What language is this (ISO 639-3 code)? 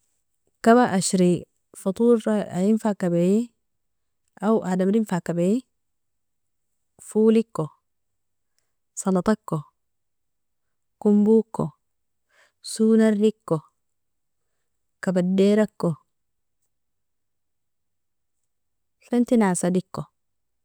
fia